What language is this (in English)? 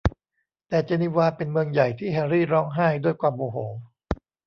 Thai